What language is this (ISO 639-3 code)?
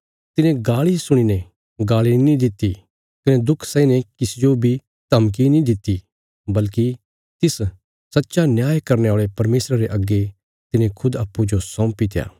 kfs